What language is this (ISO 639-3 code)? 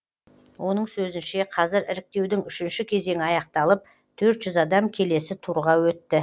kaz